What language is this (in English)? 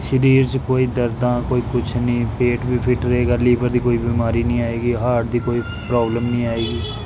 Punjabi